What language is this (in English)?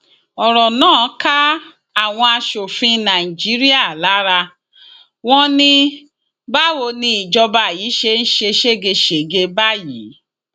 Yoruba